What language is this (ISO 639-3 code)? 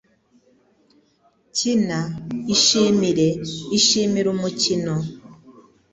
kin